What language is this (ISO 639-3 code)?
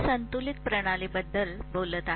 mar